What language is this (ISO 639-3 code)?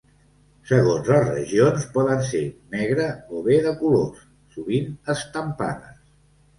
cat